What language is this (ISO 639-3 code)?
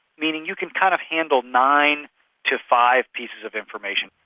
eng